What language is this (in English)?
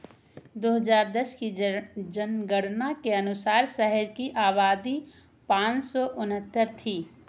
Hindi